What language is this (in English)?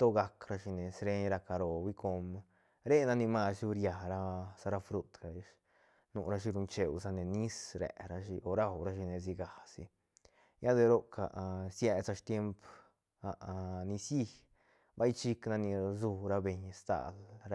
Santa Catarina Albarradas Zapotec